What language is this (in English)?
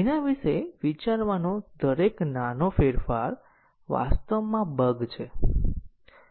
Gujarati